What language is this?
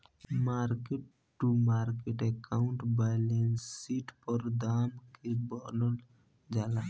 Bhojpuri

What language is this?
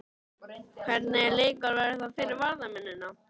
Icelandic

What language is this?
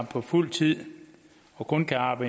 Danish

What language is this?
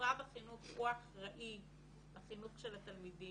Hebrew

